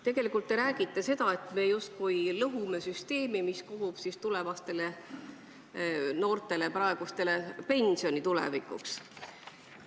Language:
Estonian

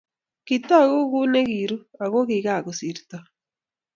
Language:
Kalenjin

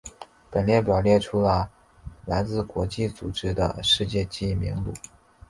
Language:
Chinese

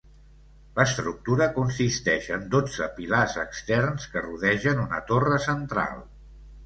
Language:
Catalan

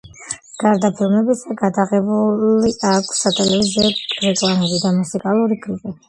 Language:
Georgian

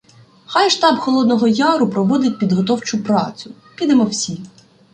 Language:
Ukrainian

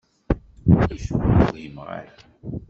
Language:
Kabyle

